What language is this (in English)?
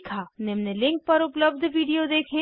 Hindi